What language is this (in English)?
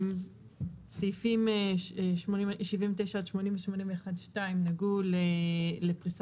Hebrew